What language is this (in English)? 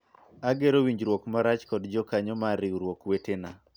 Luo (Kenya and Tanzania)